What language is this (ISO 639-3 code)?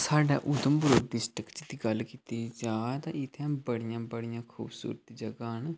doi